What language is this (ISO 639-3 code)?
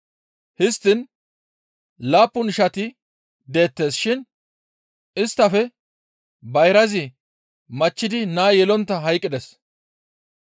gmv